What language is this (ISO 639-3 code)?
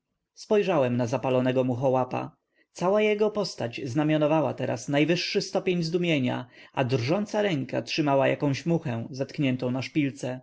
pol